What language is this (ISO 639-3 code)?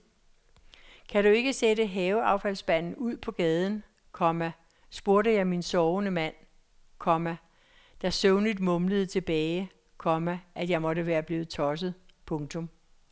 dan